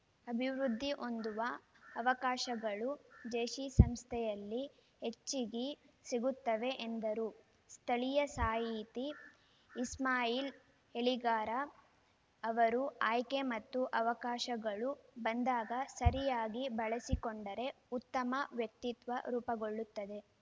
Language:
Kannada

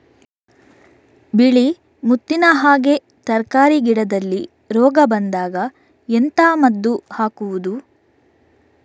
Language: Kannada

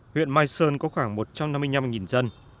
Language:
Vietnamese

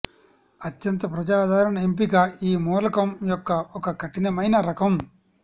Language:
Telugu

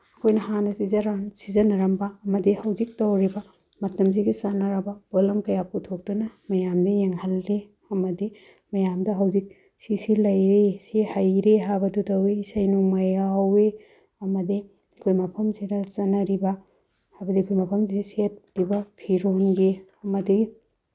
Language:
Manipuri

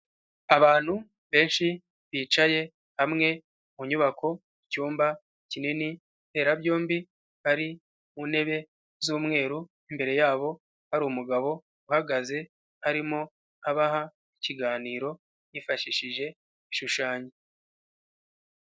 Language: Kinyarwanda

